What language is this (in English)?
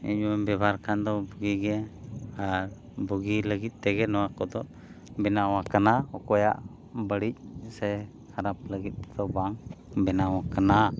Santali